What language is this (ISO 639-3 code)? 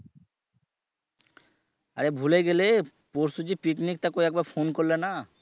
ben